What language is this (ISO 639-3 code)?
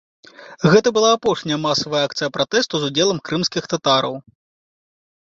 bel